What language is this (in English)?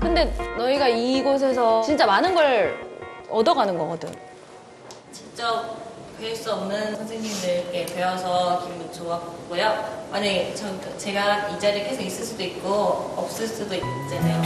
Korean